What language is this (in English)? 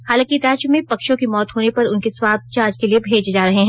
Hindi